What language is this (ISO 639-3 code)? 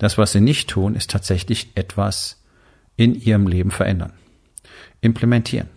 deu